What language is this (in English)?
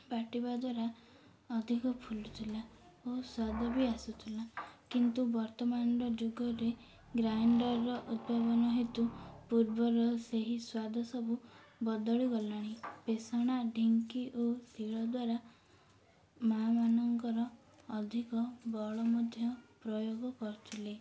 Odia